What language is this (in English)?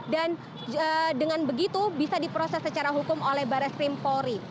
Indonesian